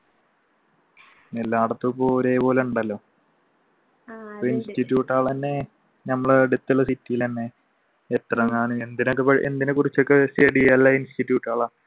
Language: Malayalam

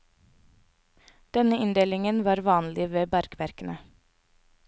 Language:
Norwegian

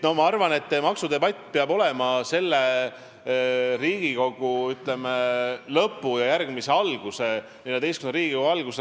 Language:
Estonian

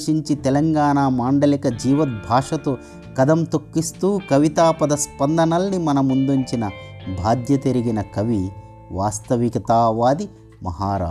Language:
Telugu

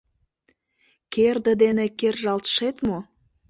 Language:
Mari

